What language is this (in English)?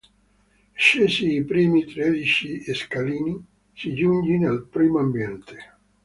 Italian